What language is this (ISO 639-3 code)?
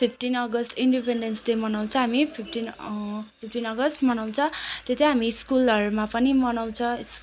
nep